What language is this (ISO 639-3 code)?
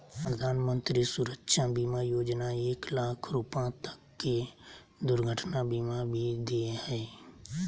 mag